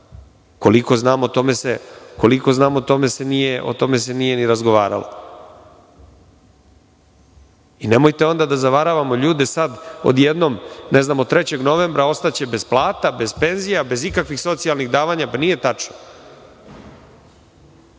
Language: Serbian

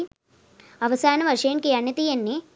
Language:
Sinhala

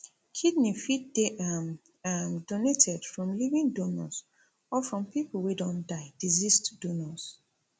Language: Nigerian Pidgin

